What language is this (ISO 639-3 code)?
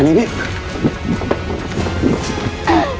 tha